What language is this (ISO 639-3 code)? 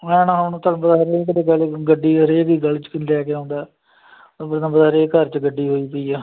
pan